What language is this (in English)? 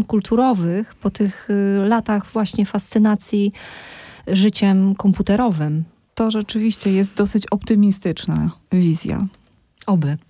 Polish